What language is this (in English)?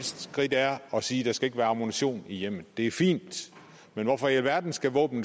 Danish